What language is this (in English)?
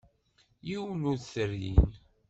Kabyle